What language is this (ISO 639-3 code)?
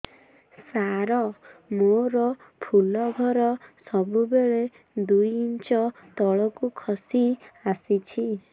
ori